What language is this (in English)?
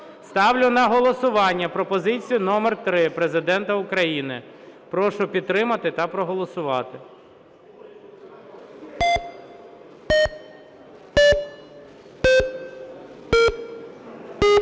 Ukrainian